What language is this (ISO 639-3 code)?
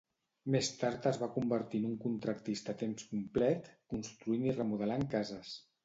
cat